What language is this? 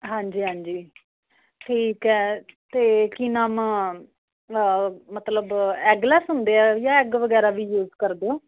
Punjabi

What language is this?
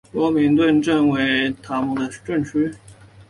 Chinese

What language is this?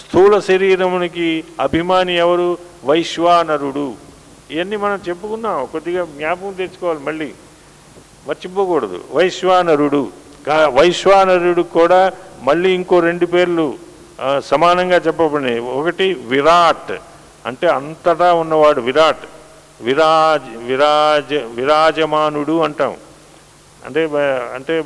Telugu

